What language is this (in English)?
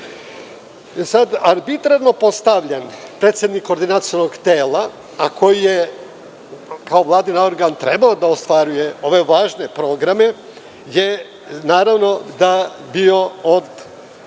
Serbian